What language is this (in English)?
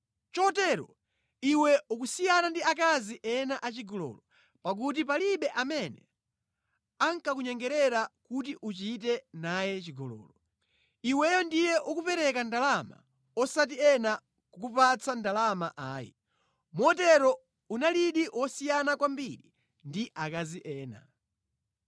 Nyanja